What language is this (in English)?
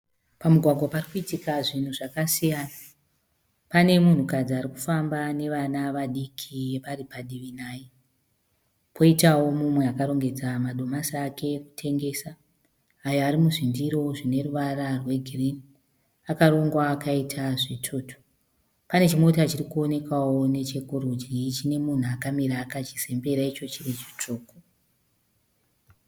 Shona